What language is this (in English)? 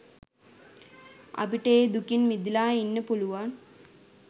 Sinhala